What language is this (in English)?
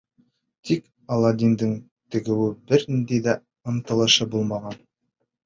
Bashkir